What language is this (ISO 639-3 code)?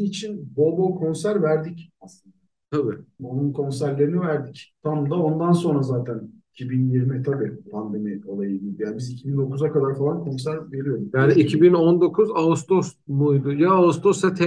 tur